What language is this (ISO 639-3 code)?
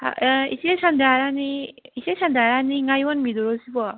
mni